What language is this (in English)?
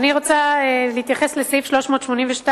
Hebrew